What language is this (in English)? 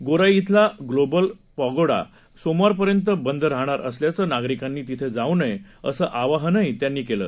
Marathi